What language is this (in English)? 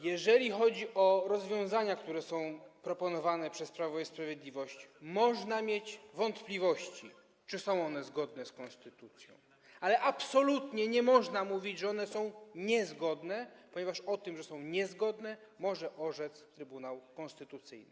Polish